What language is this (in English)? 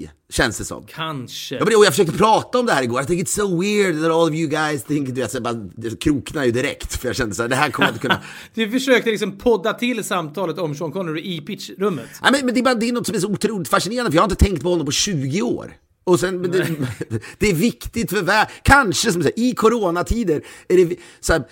Swedish